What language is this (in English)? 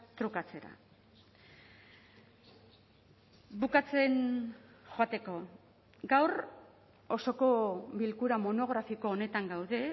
Basque